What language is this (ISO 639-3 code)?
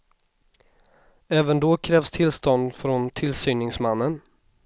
swe